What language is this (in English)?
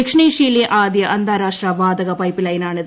Malayalam